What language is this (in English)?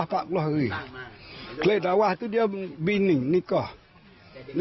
Thai